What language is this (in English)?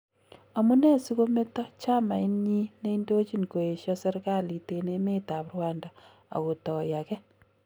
Kalenjin